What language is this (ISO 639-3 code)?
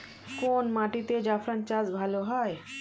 ben